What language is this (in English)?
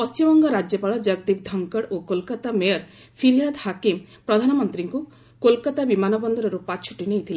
Odia